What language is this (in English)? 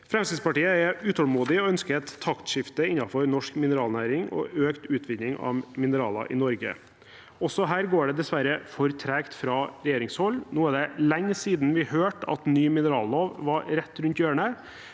Norwegian